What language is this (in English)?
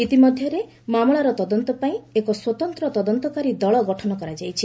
Odia